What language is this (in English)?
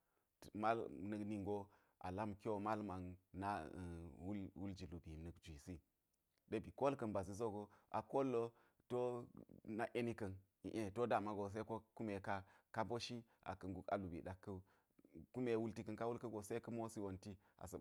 Geji